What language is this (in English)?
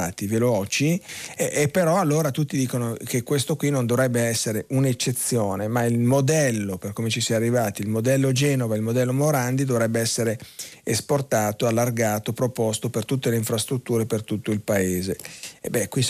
Italian